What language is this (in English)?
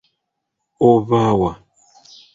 Ganda